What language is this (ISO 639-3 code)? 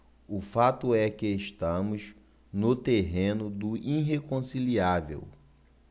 por